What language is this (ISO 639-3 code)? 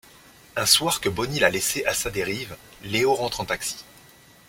fra